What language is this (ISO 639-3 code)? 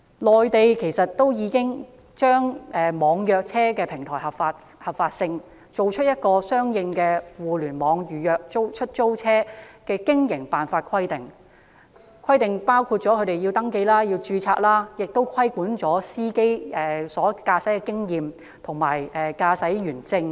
yue